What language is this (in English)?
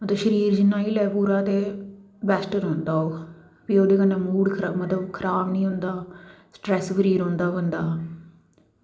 Dogri